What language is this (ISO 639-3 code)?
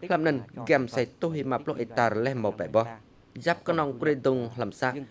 vie